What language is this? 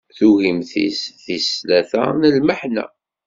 Kabyle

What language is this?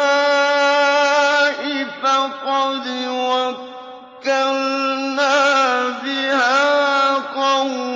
Arabic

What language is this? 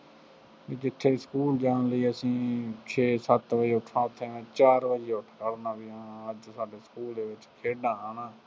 Punjabi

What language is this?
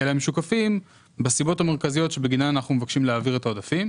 Hebrew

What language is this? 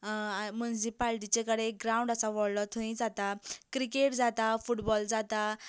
Konkani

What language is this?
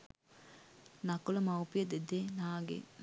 Sinhala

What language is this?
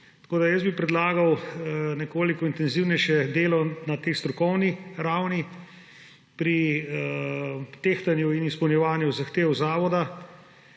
Slovenian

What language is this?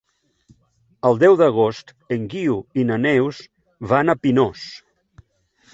Catalan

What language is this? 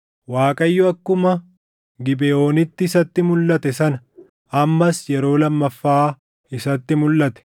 Oromo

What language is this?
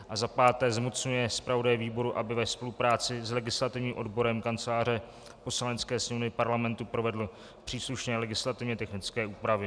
Czech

